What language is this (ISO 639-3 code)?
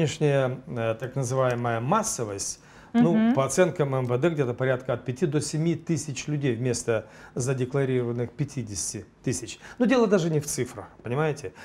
rus